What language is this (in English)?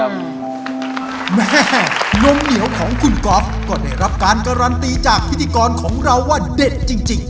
Thai